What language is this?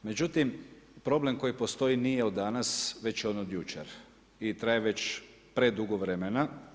Croatian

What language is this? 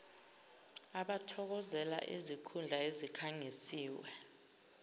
Zulu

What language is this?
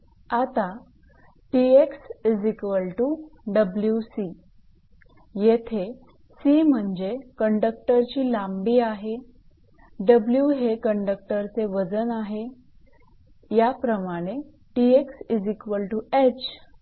Marathi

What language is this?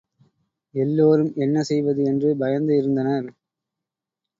Tamil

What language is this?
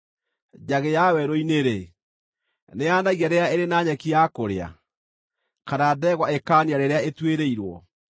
Kikuyu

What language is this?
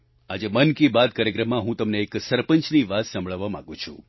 Gujarati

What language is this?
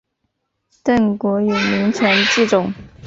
Chinese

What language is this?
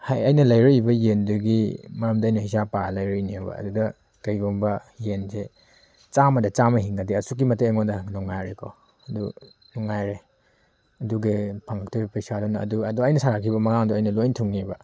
Manipuri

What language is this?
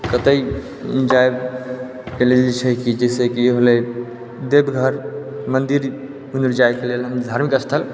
Maithili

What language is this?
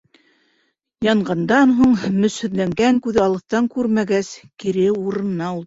Bashkir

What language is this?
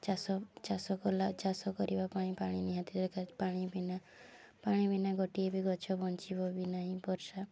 Odia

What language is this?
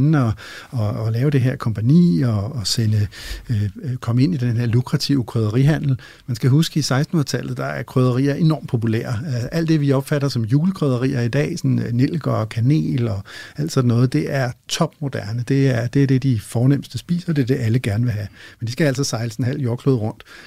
Danish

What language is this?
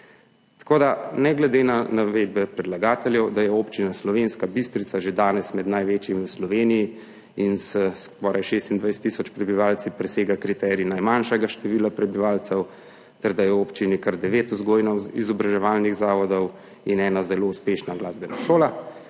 Slovenian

